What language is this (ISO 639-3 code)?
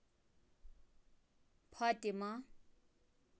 kas